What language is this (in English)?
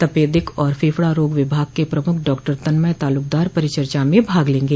Hindi